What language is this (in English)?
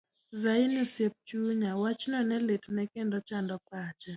Luo (Kenya and Tanzania)